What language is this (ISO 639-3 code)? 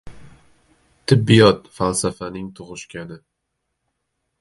uzb